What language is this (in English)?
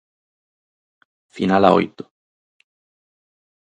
Galician